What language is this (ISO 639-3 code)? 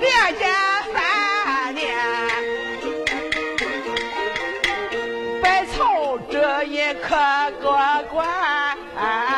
zho